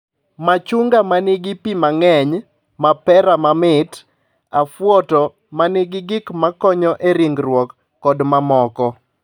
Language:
Luo (Kenya and Tanzania)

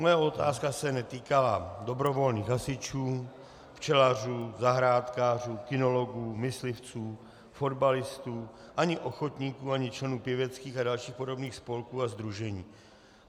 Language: Czech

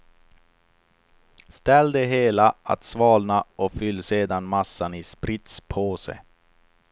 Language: Swedish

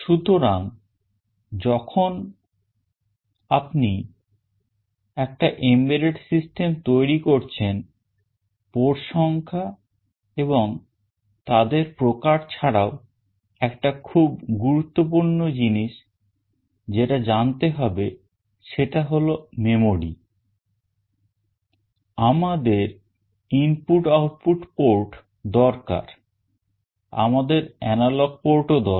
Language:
Bangla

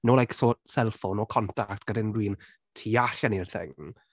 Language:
Welsh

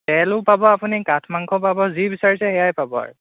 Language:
Assamese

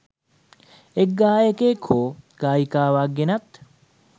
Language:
Sinhala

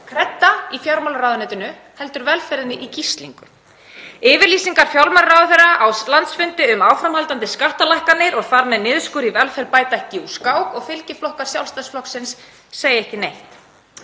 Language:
Icelandic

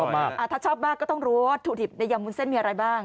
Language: Thai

